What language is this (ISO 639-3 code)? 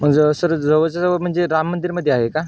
mar